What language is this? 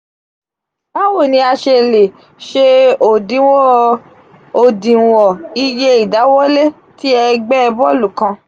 Yoruba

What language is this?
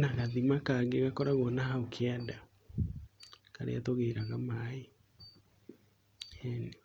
Kikuyu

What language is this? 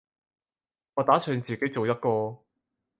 Cantonese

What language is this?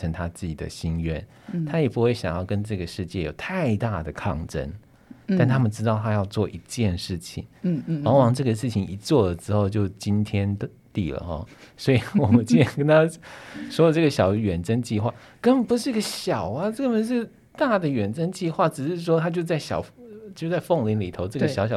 Chinese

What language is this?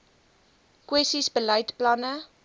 Afrikaans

